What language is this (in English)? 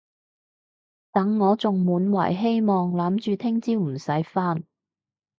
Cantonese